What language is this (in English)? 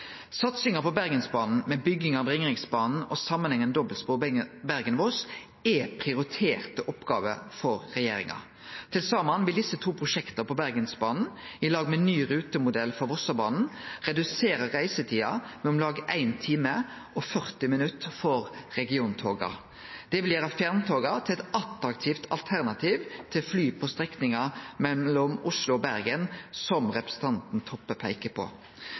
Norwegian Nynorsk